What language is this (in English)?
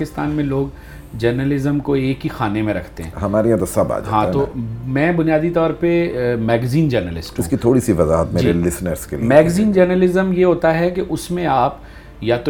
Urdu